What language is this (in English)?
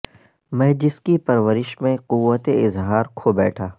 Urdu